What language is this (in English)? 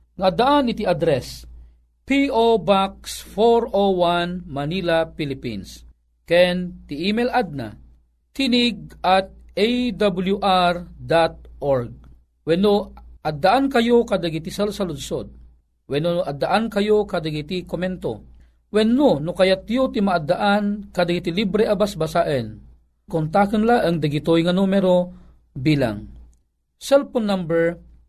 Filipino